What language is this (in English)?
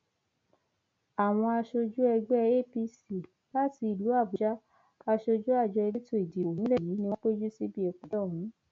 Yoruba